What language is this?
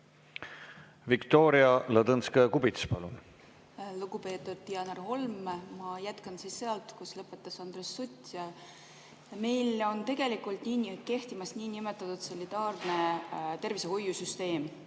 Estonian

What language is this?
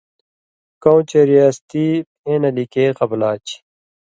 Indus Kohistani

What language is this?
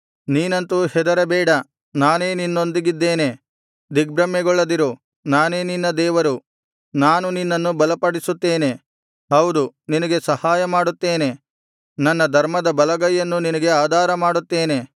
Kannada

